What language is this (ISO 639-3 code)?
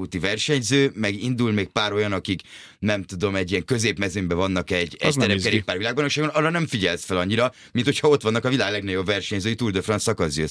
hun